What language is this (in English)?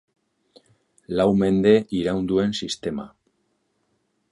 Basque